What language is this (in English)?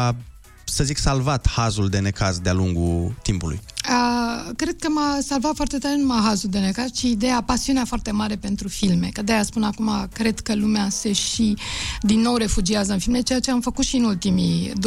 Romanian